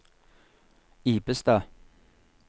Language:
Norwegian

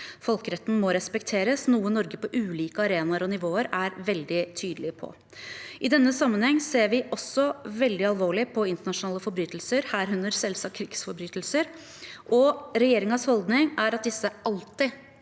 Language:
Norwegian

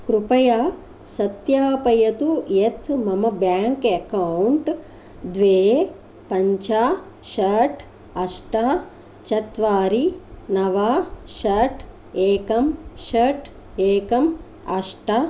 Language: Sanskrit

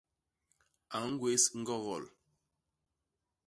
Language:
Basaa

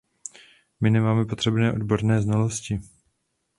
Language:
Czech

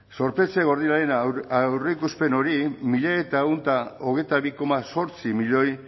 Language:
Basque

